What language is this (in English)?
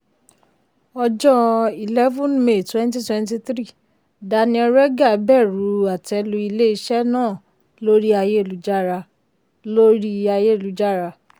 Yoruba